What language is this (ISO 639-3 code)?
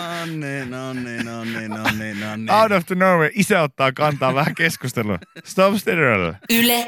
fin